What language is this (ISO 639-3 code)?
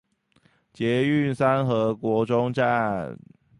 zho